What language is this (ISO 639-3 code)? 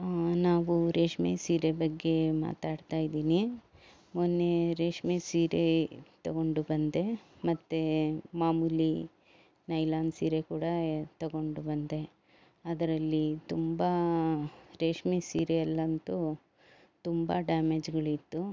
kan